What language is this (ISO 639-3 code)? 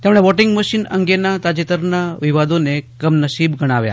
guj